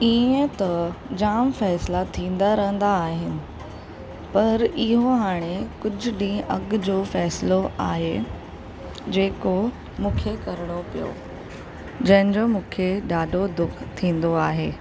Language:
Sindhi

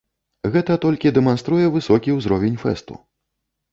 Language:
Belarusian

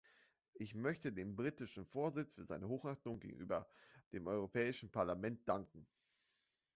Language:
German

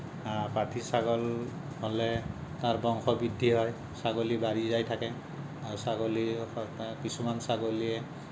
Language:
Assamese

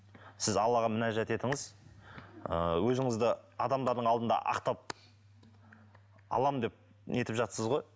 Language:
Kazakh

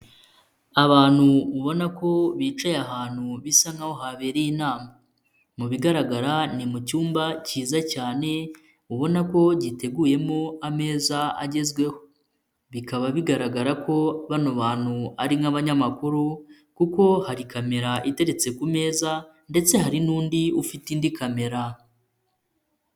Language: Kinyarwanda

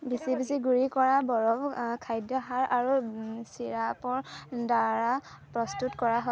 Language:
Assamese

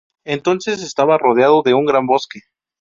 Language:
Spanish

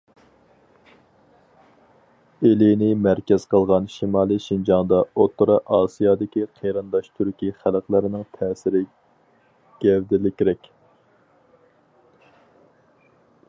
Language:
Uyghur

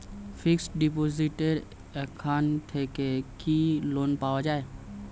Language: Bangla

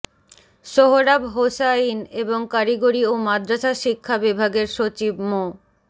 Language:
Bangla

